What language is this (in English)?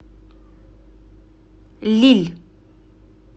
Russian